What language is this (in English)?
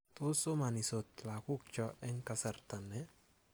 Kalenjin